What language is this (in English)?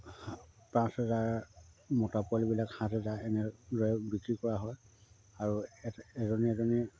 Assamese